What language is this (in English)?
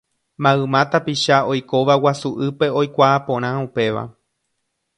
Guarani